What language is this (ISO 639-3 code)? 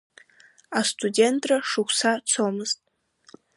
abk